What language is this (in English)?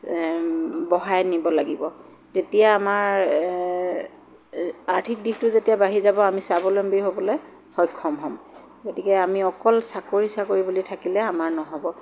Assamese